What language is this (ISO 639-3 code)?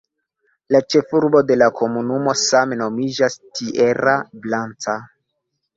epo